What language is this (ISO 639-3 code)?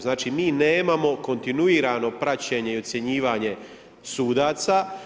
hrv